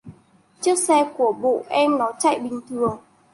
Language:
Vietnamese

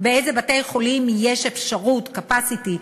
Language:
Hebrew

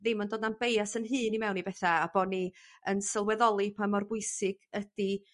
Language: Welsh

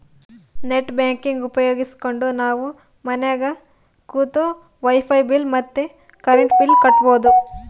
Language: Kannada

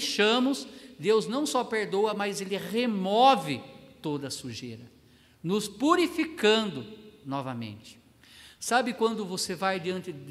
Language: Portuguese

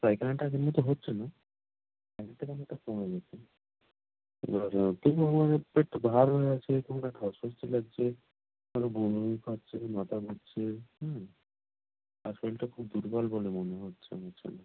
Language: Bangla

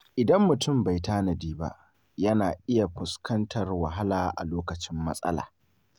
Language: Hausa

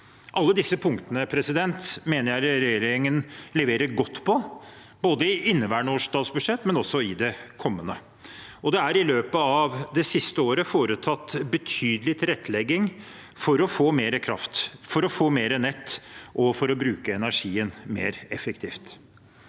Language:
Norwegian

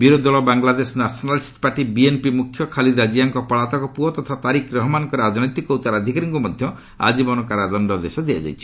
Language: Odia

